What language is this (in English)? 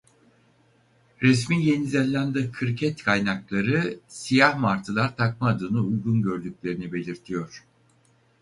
Turkish